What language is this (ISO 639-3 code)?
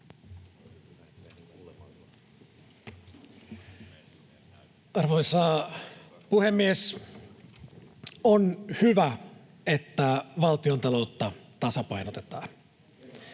fin